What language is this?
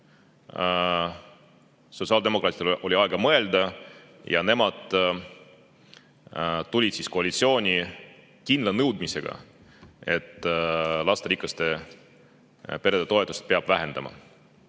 Estonian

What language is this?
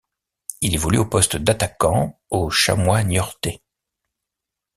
French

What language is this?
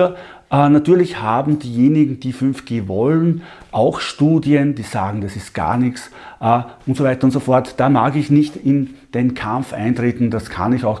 German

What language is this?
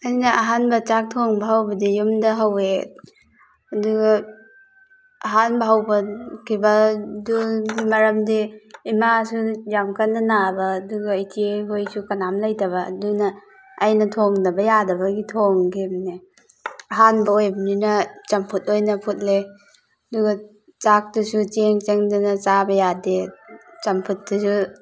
Manipuri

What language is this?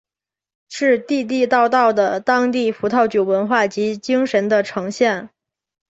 Chinese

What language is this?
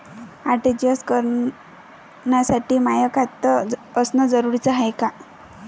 Marathi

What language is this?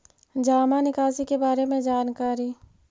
Magahi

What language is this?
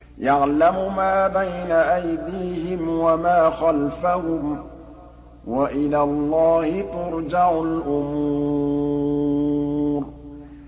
Arabic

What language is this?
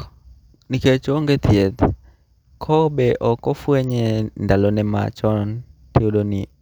Luo (Kenya and Tanzania)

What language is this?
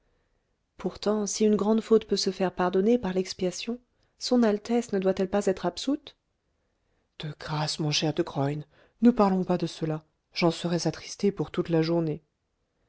French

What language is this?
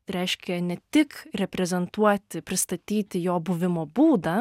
Lithuanian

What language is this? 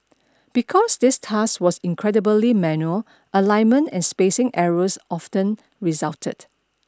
English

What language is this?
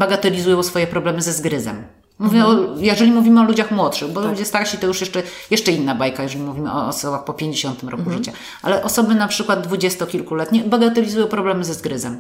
Polish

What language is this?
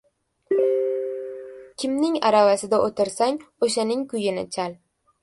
Uzbek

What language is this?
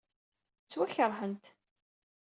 Kabyle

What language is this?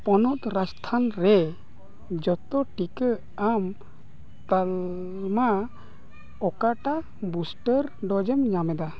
Santali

